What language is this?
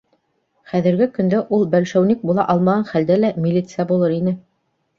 Bashkir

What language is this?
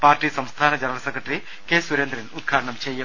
Malayalam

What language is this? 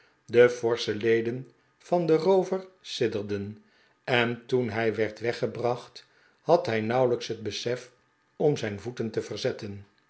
Dutch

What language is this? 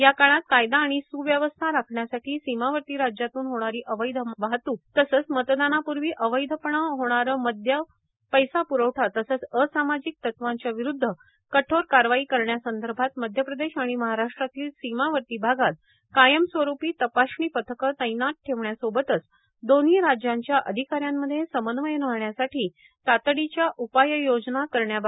Marathi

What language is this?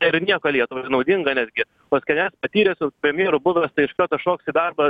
Lithuanian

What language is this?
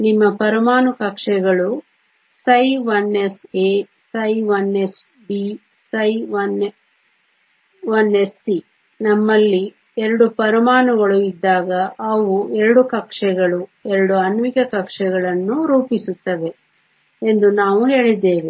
Kannada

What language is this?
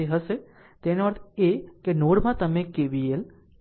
Gujarati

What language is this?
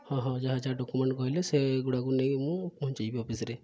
Odia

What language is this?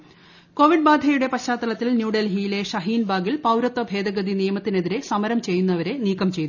Malayalam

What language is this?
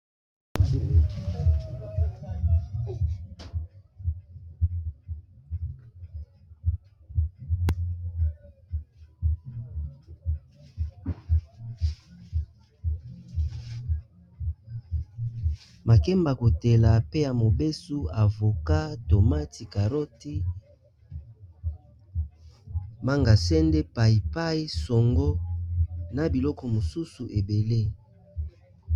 Lingala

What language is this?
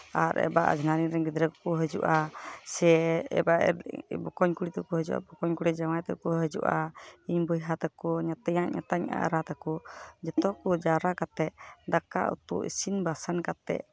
Santali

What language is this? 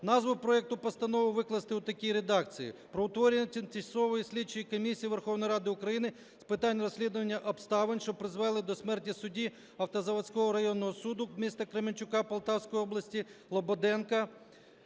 Ukrainian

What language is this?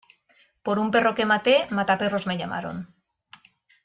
Spanish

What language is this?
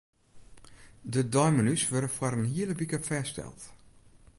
Western Frisian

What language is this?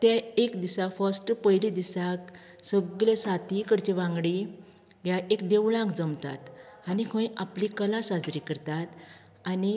Konkani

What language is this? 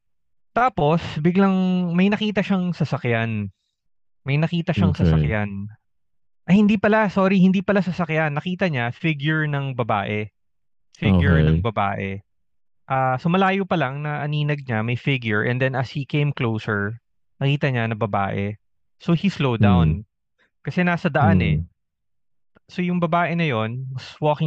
Filipino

